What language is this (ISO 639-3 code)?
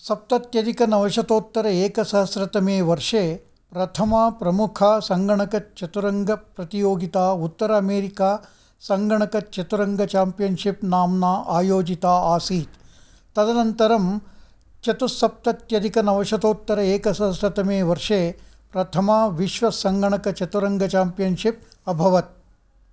san